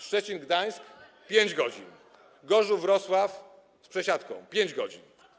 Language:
Polish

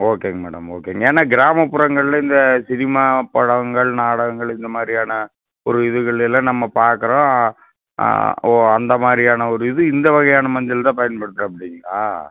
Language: Tamil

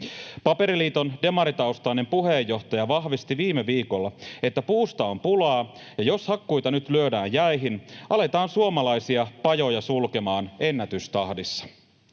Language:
Finnish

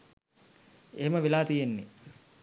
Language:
Sinhala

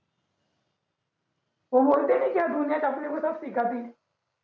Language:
Marathi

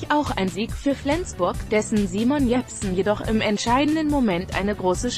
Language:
German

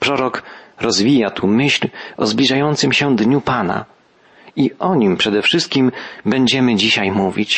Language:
Polish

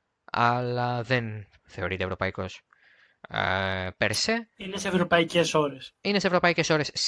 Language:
Greek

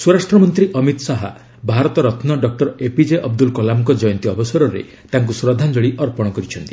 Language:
Odia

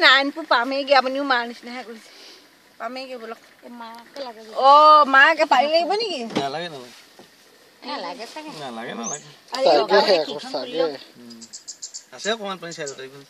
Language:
Filipino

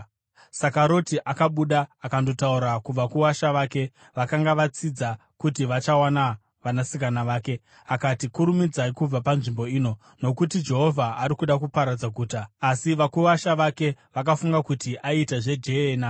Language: Shona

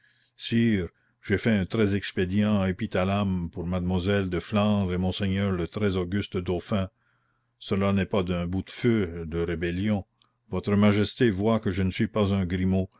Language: French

